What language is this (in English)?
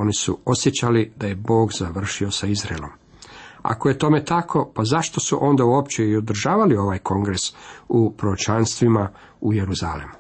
Croatian